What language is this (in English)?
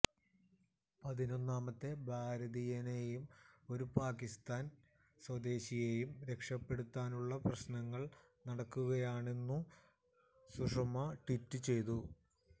Malayalam